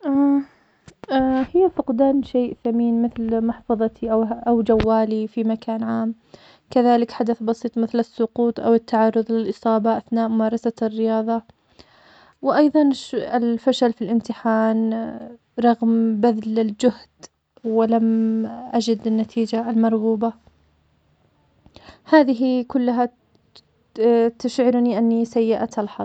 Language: Omani Arabic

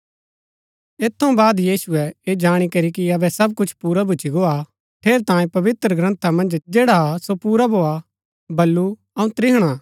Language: Gaddi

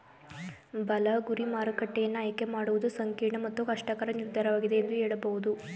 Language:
Kannada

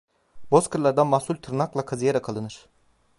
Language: Turkish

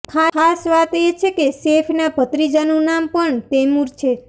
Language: Gujarati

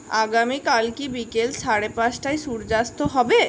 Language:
Bangla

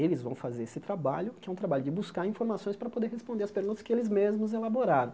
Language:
Portuguese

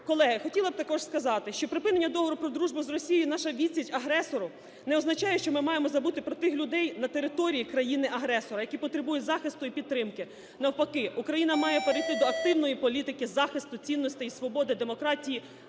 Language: Ukrainian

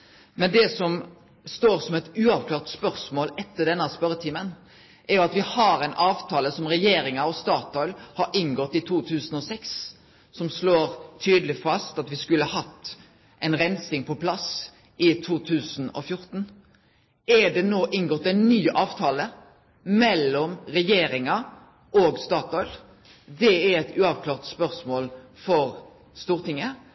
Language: Norwegian Nynorsk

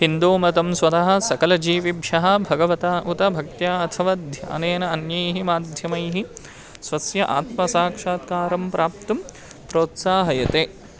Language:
Sanskrit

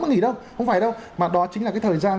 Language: Vietnamese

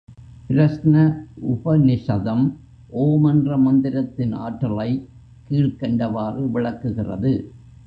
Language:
Tamil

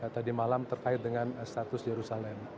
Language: Indonesian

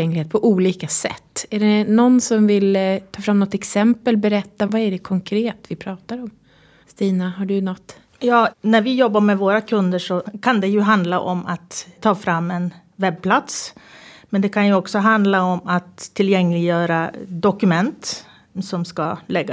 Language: Swedish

